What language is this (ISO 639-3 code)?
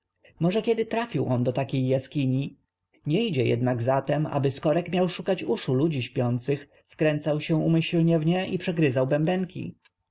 pol